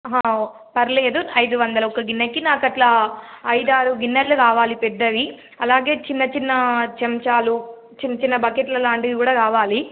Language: Telugu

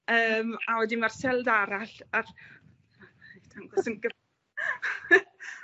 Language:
Welsh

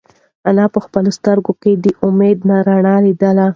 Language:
Pashto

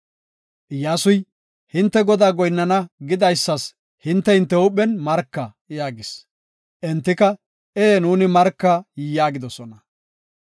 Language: Gofa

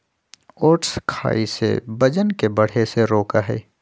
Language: Magahi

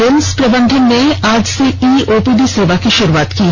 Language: Hindi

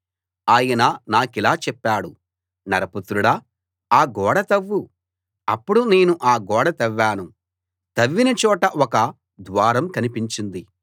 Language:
Telugu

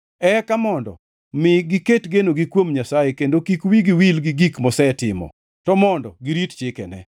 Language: Luo (Kenya and Tanzania)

